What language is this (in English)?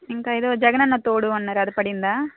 Telugu